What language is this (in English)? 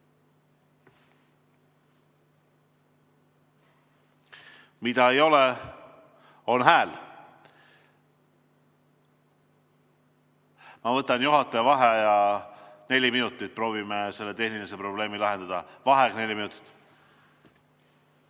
Estonian